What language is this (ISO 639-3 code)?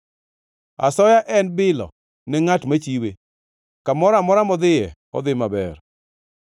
luo